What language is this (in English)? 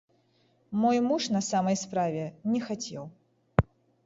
Belarusian